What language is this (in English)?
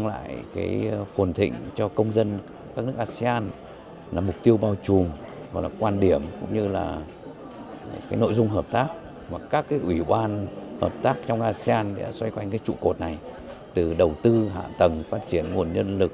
Vietnamese